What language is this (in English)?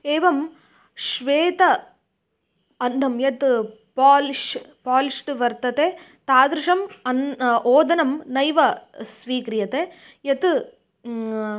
Sanskrit